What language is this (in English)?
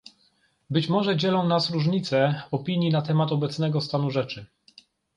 Polish